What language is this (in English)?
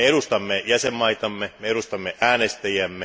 Finnish